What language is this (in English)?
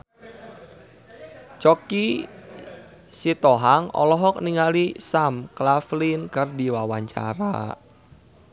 Sundanese